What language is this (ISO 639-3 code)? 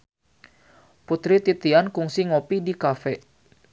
sun